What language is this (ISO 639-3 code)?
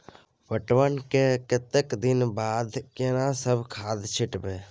mai